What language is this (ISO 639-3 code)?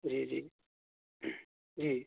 urd